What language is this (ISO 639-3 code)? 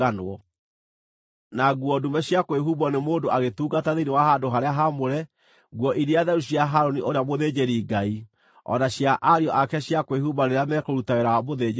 kik